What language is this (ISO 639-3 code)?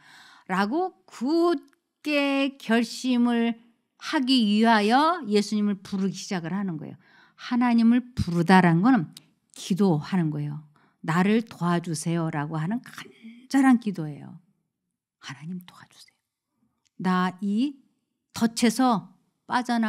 kor